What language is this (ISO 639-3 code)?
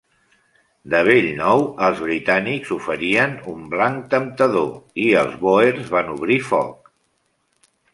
cat